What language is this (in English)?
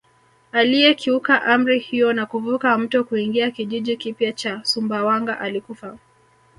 Swahili